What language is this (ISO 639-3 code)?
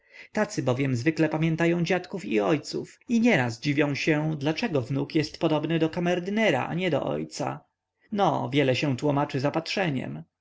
pol